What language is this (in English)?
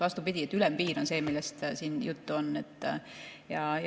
Estonian